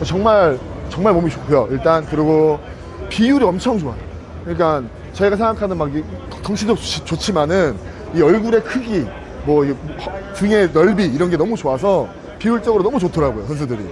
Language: Korean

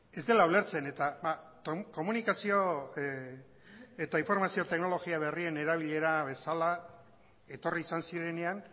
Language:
Basque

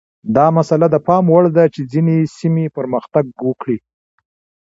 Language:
Pashto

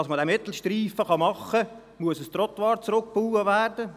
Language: Swiss German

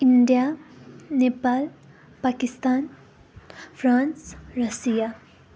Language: Nepali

